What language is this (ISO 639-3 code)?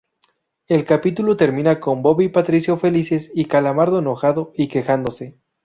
spa